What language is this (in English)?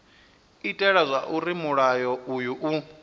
Venda